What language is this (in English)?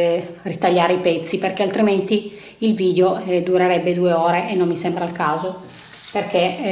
Italian